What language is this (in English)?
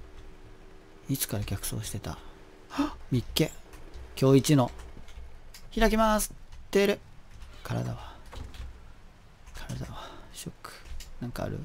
Japanese